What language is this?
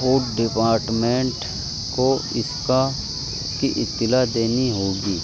Urdu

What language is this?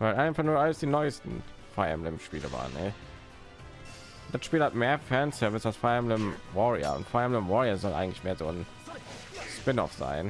German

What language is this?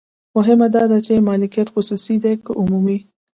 Pashto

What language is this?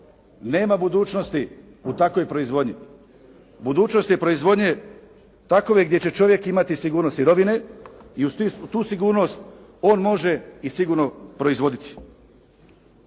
Croatian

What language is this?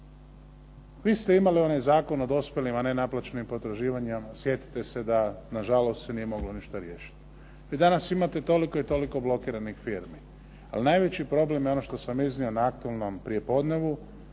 Croatian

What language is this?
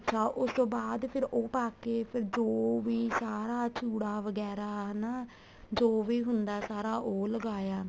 Punjabi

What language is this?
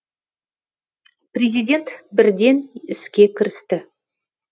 Kazakh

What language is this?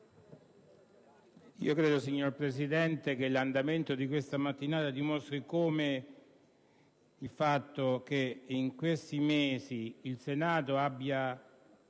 Italian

